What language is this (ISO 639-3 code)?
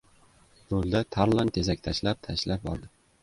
uzb